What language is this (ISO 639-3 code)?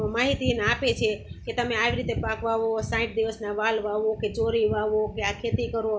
guj